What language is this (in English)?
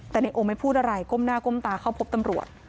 Thai